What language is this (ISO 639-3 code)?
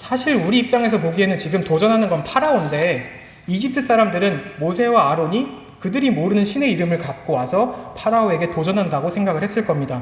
kor